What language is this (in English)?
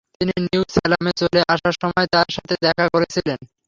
Bangla